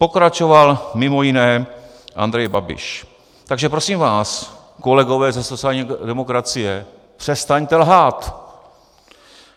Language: Czech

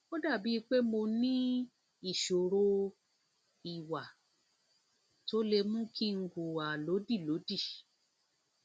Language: Yoruba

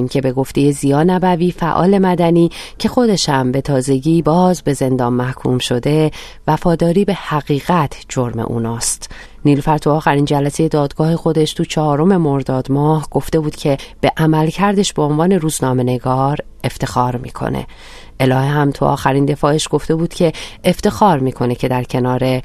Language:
Persian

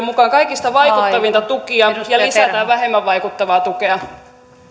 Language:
Finnish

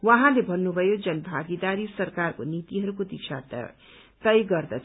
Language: Nepali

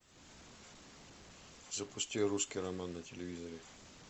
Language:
Russian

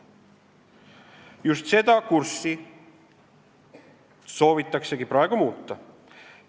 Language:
Estonian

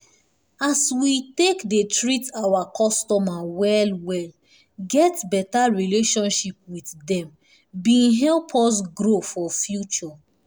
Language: Nigerian Pidgin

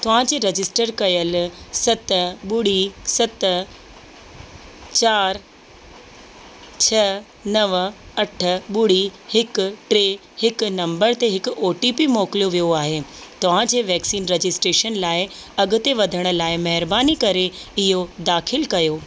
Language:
Sindhi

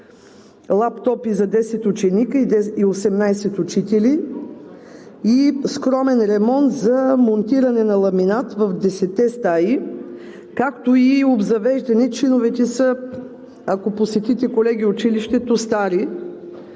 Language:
Bulgarian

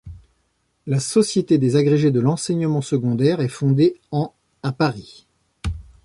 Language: French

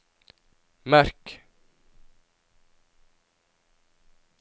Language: Norwegian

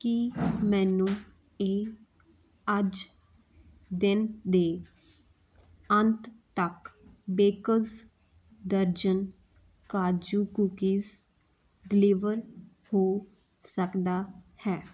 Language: Punjabi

